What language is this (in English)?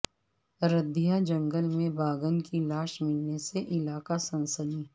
Urdu